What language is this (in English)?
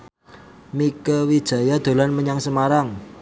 Javanese